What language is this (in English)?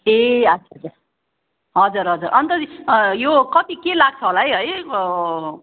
Nepali